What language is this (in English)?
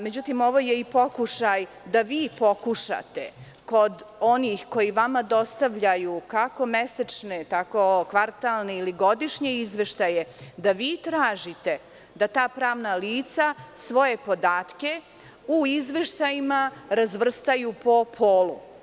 Serbian